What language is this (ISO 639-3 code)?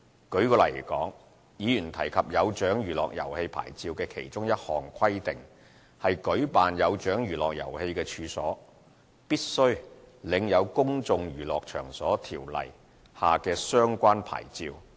yue